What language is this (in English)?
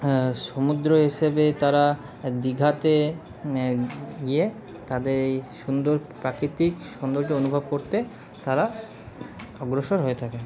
Bangla